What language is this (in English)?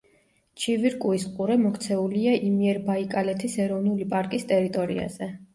Georgian